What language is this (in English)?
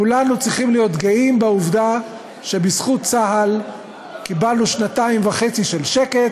Hebrew